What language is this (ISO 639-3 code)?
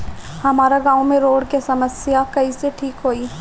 bho